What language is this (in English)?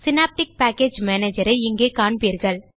Tamil